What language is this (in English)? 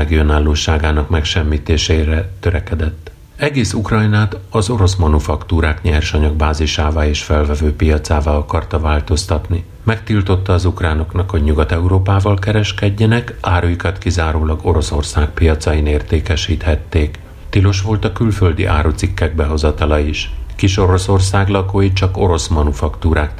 Hungarian